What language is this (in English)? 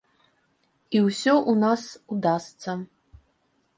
Belarusian